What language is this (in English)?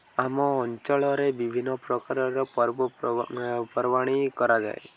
Odia